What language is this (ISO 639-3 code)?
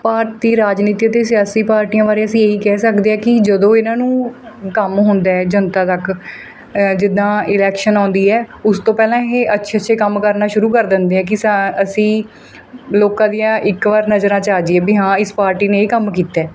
pan